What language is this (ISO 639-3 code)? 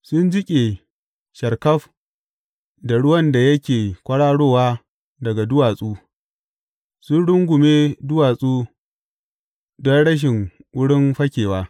hau